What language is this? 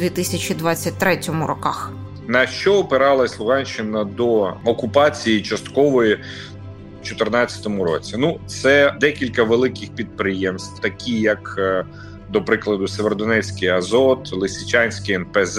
Ukrainian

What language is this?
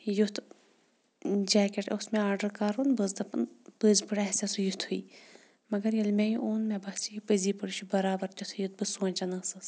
Kashmiri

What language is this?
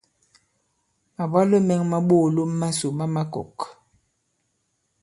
Bankon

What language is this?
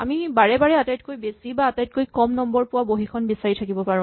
Assamese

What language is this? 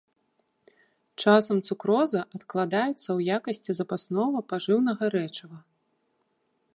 Belarusian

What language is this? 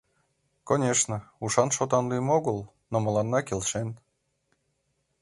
Mari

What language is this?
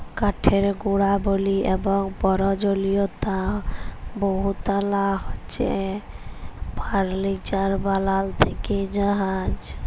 Bangla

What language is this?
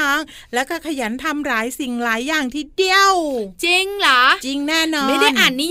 Thai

